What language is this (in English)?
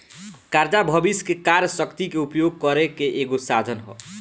Bhojpuri